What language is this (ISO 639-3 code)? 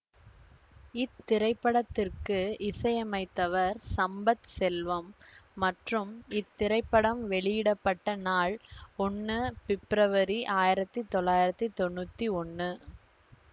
tam